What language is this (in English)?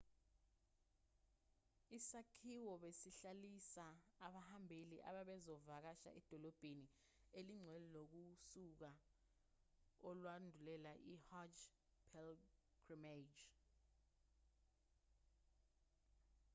Zulu